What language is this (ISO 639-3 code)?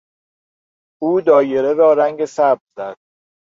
fas